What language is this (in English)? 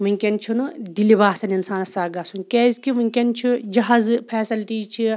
Kashmiri